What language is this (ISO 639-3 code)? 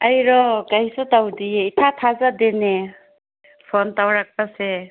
mni